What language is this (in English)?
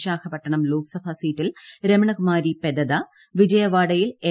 Malayalam